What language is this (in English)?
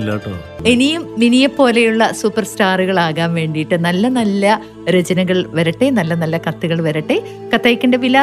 Malayalam